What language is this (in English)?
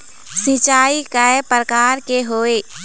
Chhattisgarhi